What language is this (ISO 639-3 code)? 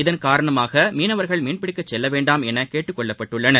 tam